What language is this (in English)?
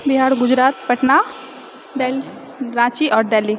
Maithili